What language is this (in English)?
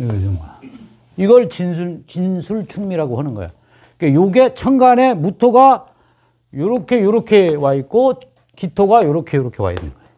Korean